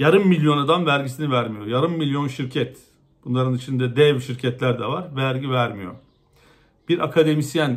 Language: Turkish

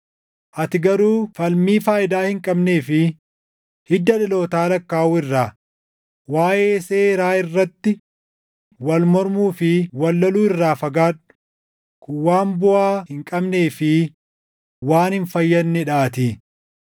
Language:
Oromo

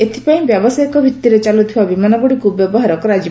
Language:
Odia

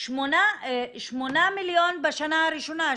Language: Hebrew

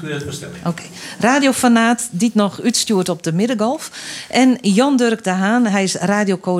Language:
Dutch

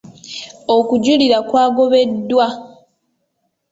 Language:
Ganda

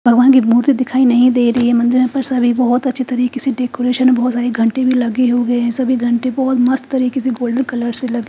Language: Hindi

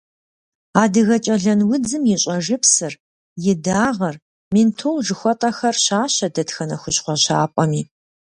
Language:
Kabardian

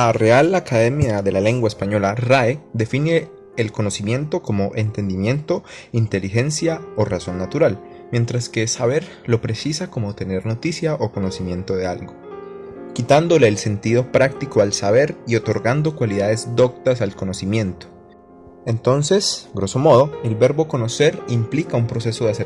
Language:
Spanish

